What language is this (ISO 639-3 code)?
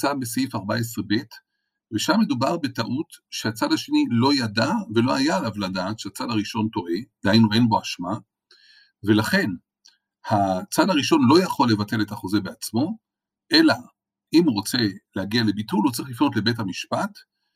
heb